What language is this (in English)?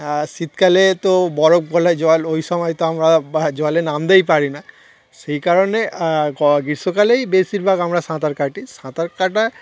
Bangla